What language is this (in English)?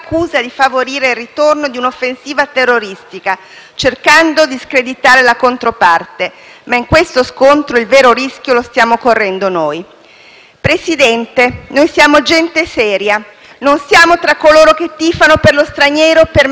Italian